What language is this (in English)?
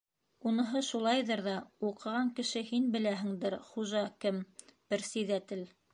Bashkir